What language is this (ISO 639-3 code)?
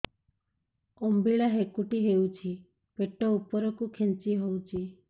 ori